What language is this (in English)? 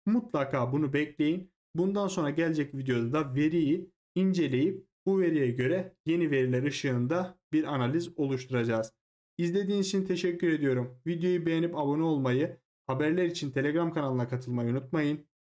Turkish